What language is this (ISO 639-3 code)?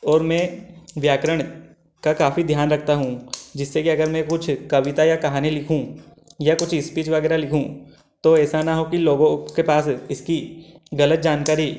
hin